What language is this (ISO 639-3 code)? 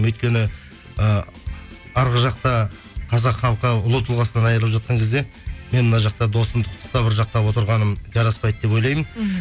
kaz